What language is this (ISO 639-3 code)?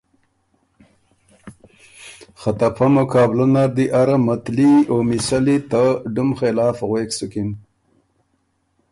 oru